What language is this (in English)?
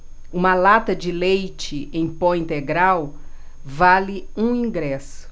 Portuguese